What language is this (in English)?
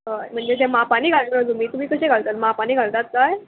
Konkani